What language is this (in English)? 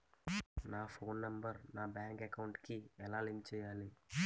Telugu